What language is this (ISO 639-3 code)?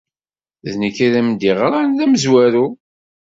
kab